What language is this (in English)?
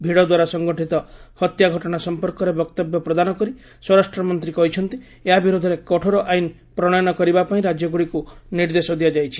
Odia